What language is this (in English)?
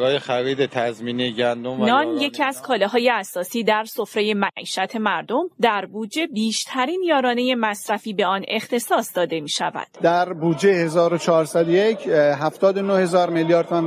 Persian